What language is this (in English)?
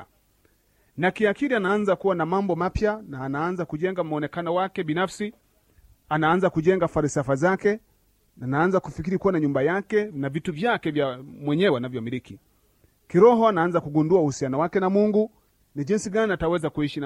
Swahili